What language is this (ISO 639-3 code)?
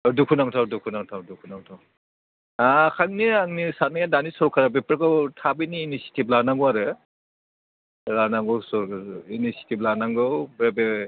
brx